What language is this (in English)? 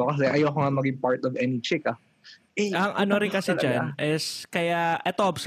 Filipino